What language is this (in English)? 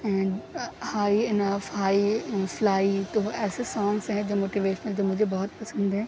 Urdu